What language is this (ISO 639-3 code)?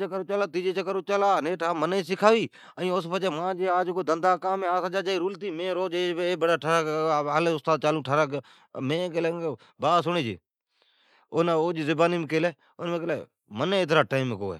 odk